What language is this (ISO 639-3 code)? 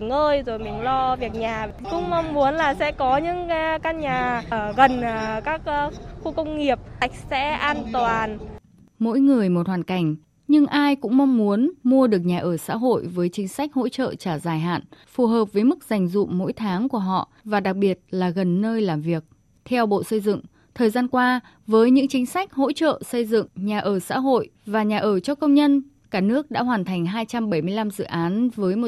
vie